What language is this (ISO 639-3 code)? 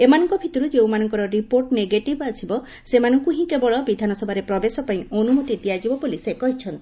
ori